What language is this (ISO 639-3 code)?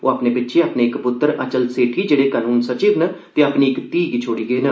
doi